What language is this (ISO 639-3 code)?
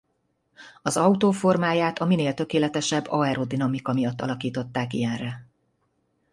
hun